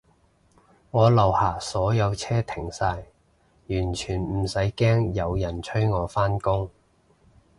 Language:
Cantonese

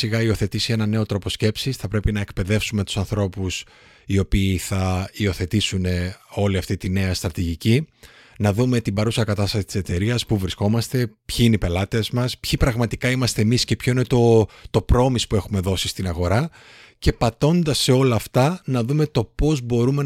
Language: Greek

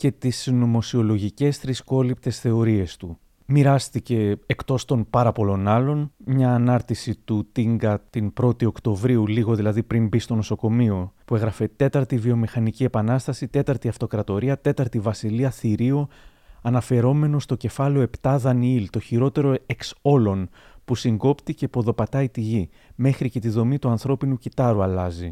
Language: Greek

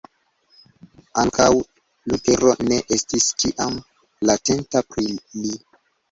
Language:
Esperanto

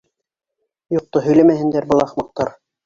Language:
Bashkir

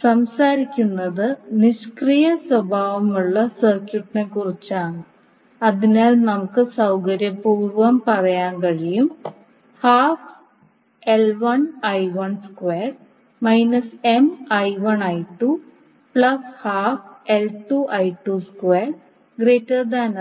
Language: Malayalam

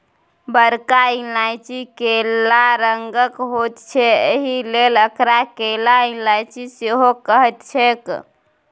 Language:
Maithili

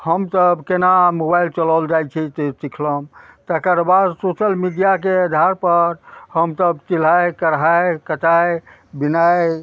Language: Maithili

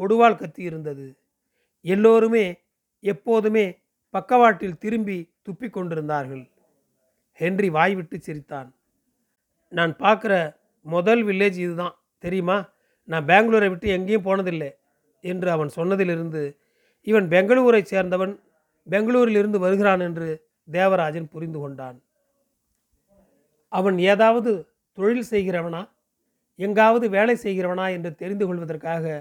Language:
Tamil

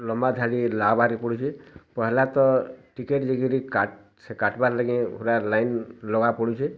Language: Odia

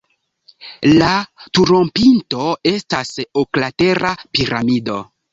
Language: Esperanto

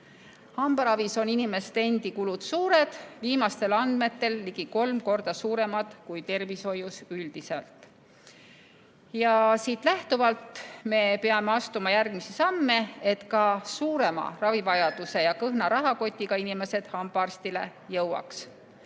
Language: Estonian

